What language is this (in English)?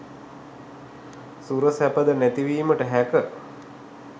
Sinhala